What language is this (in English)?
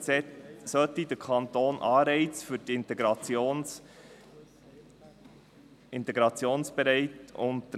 Swiss German